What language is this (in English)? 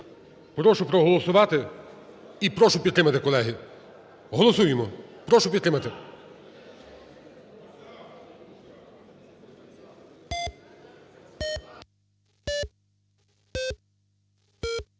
Ukrainian